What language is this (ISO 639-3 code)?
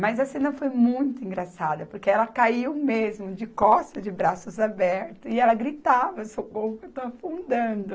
por